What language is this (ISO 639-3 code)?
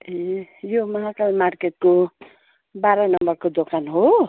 nep